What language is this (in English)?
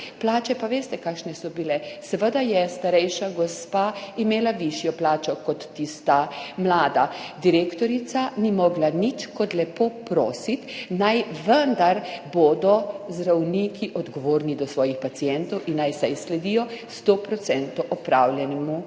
Slovenian